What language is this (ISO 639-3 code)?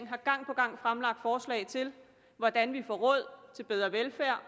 dan